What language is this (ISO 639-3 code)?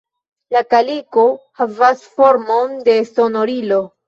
epo